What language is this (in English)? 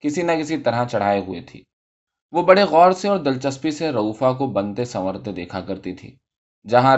Urdu